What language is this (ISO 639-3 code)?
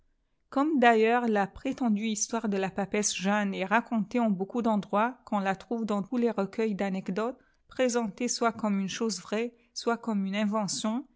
fra